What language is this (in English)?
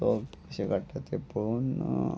Konkani